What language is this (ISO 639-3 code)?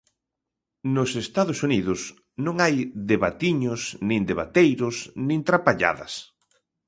glg